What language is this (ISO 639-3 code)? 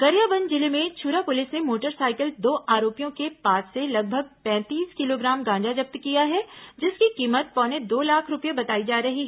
hin